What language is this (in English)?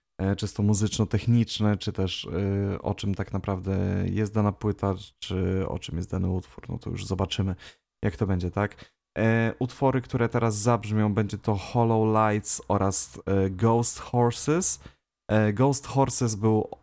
Polish